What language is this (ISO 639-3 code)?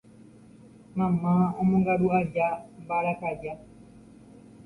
grn